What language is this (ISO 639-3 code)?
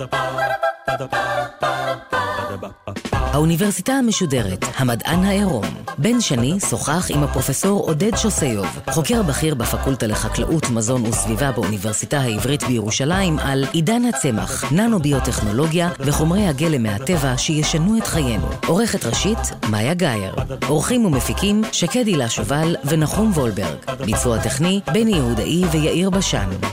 heb